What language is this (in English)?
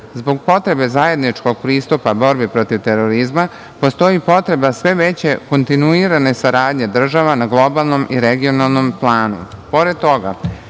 Serbian